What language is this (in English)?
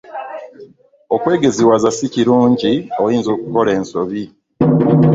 Ganda